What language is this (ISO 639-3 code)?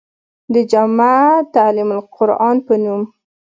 pus